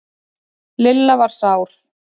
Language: Icelandic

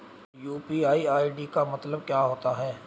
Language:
Hindi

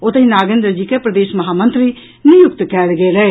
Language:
Maithili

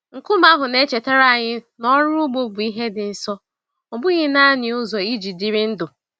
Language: Igbo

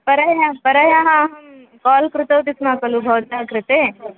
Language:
Sanskrit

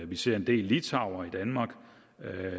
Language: Danish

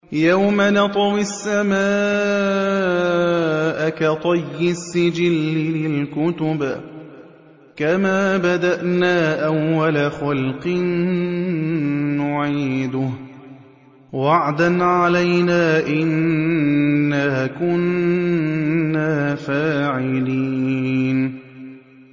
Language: Arabic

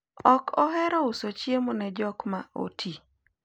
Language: Luo (Kenya and Tanzania)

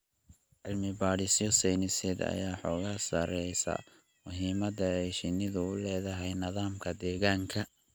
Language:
Somali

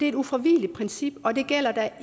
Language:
Danish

